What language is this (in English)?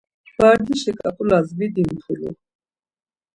Laz